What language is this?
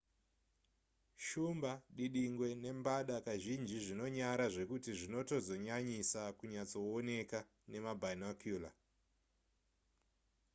Shona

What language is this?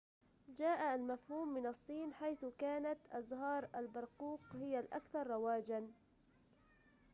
Arabic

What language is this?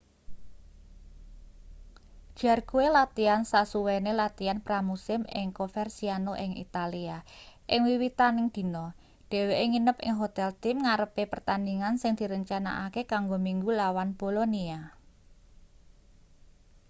Javanese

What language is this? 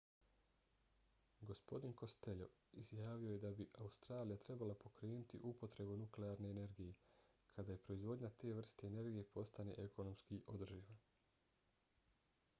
Bosnian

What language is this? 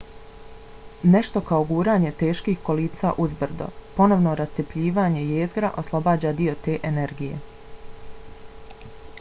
Bosnian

